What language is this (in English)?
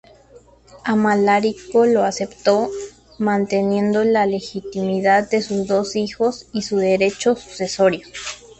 Spanish